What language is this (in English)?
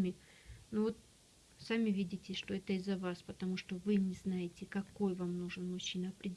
Russian